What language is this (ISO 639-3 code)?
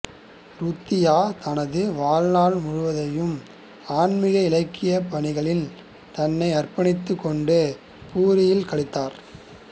tam